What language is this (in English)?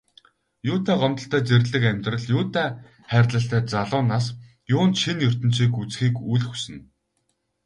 Mongolian